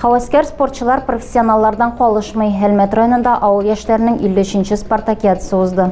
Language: Russian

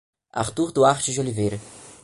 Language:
Portuguese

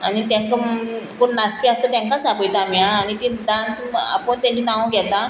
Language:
Konkani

